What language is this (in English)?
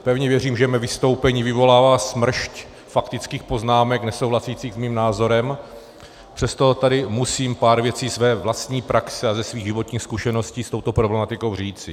Czech